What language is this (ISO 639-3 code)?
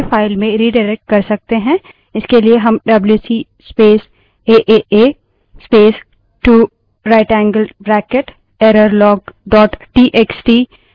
hin